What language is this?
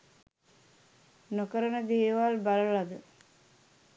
Sinhala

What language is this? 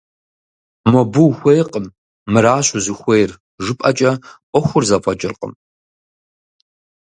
Kabardian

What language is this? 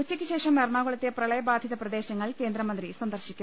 Malayalam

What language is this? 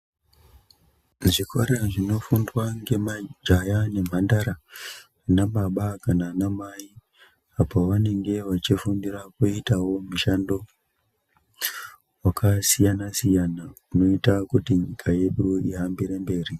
Ndau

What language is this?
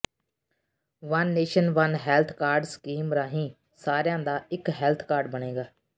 Punjabi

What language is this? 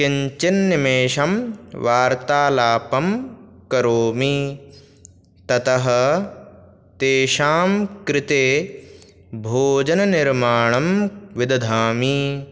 Sanskrit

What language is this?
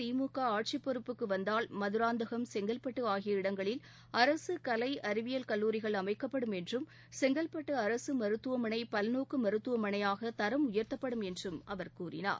Tamil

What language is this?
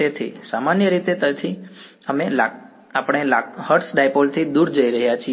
Gujarati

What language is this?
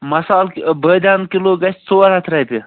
Kashmiri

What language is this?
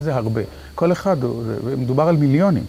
Hebrew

